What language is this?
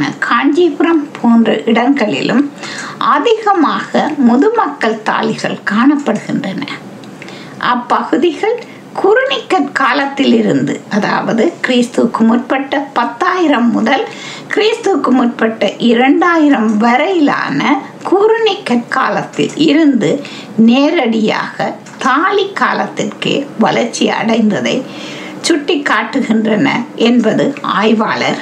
Tamil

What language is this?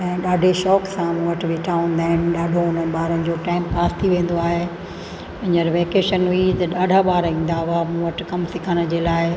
Sindhi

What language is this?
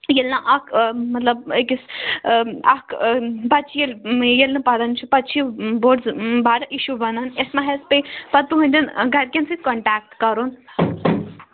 Kashmiri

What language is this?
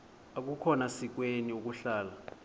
Xhosa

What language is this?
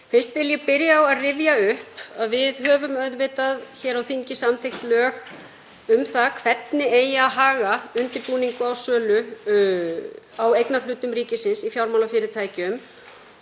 Icelandic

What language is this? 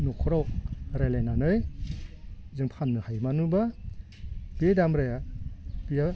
Bodo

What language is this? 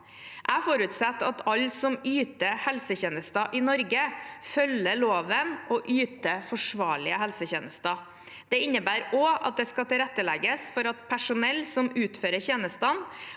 Norwegian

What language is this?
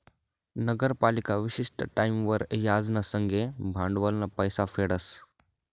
Marathi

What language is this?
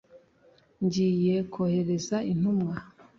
Kinyarwanda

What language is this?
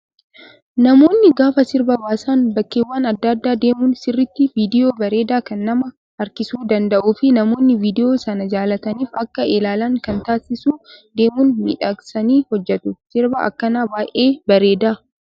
Oromo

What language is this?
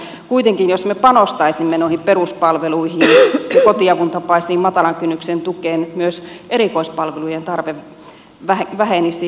Finnish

